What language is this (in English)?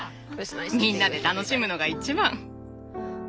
Japanese